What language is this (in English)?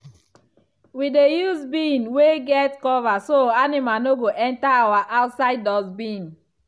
Nigerian Pidgin